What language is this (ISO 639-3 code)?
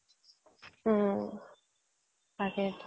asm